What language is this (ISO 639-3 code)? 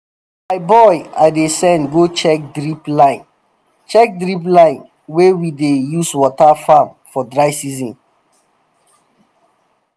pcm